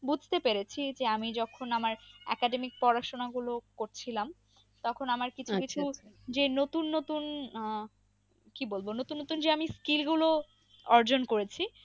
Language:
Bangla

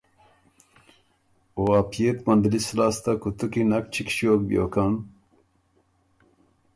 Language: Ormuri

